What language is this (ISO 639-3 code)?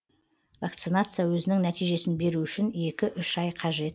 kaz